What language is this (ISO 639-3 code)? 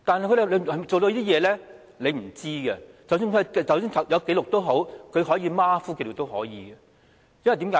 yue